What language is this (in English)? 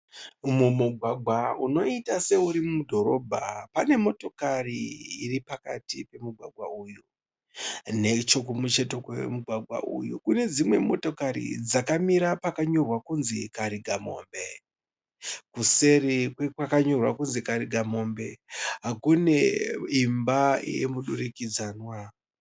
Shona